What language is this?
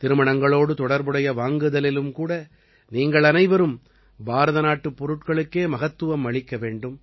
Tamil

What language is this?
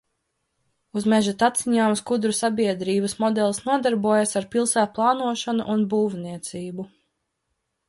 Latvian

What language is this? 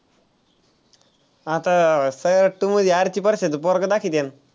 Marathi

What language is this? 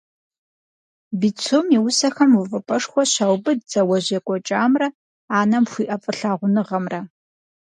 Kabardian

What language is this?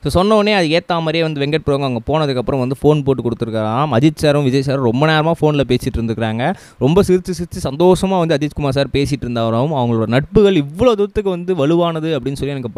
Tamil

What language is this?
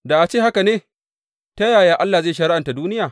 Hausa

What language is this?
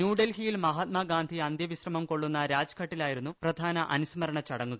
Malayalam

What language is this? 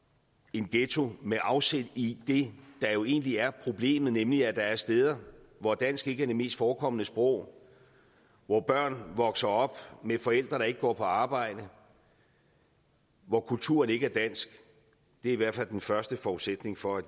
Danish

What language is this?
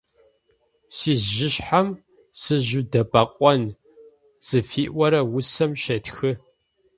Adyghe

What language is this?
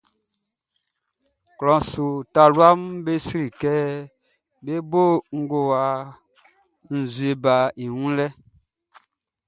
Baoulé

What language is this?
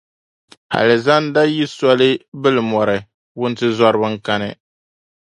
Dagbani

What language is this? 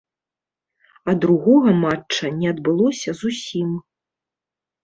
Belarusian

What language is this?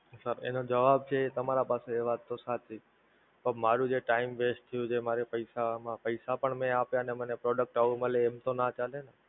Gujarati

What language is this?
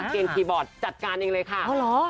Thai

